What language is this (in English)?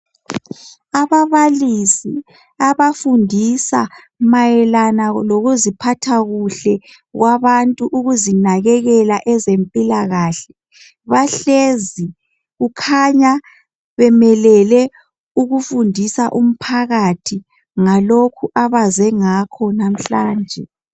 North Ndebele